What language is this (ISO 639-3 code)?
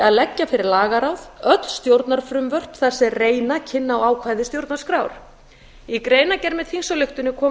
isl